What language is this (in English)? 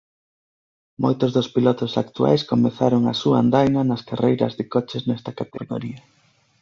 Galician